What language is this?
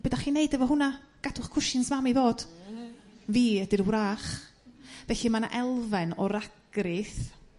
Welsh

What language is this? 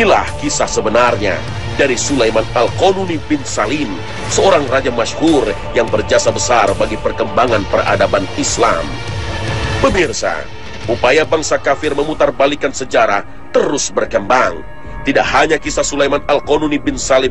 Indonesian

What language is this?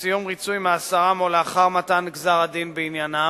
Hebrew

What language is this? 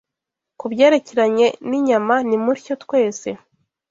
Kinyarwanda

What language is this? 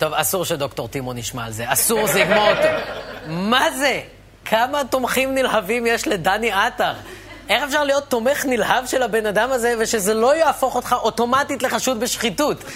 Hebrew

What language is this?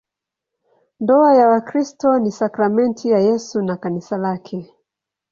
Swahili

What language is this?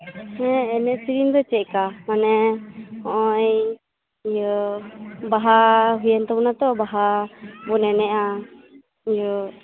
Santali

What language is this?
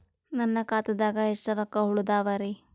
Kannada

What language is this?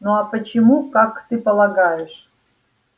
Russian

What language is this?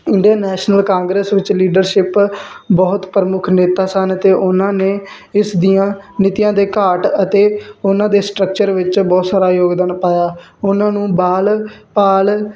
Punjabi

